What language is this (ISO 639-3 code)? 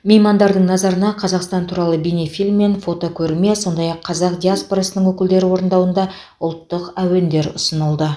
kaz